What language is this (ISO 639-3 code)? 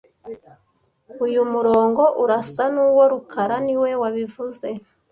kin